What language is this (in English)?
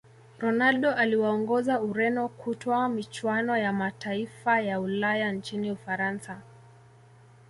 Swahili